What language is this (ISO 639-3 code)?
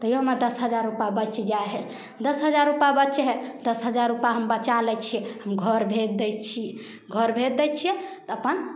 mai